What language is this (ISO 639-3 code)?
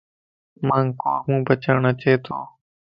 lss